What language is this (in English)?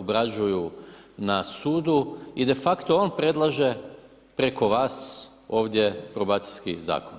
Croatian